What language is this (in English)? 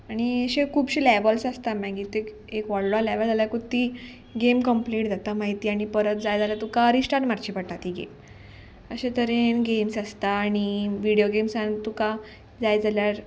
Konkani